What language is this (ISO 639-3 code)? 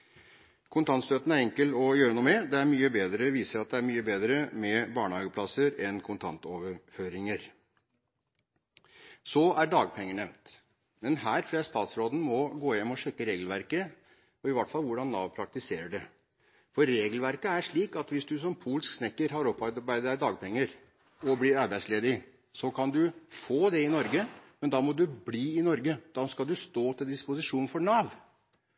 nob